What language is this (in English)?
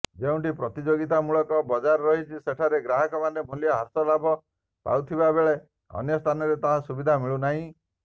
Odia